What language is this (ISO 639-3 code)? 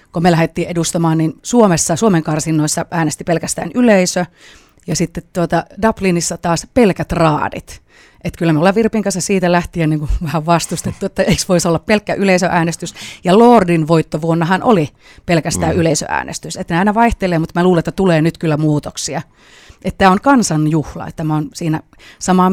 fin